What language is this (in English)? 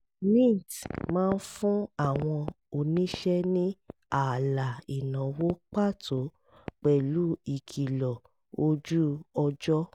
Yoruba